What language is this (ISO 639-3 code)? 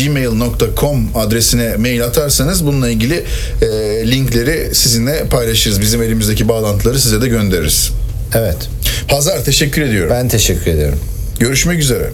tur